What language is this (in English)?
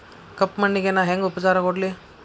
Kannada